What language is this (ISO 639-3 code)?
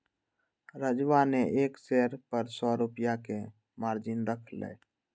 mag